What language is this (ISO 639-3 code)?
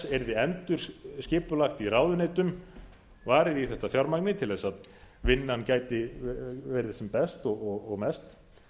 isl